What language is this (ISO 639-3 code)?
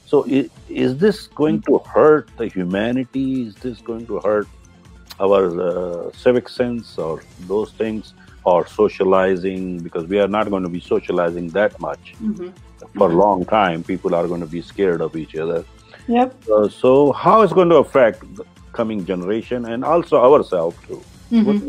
eng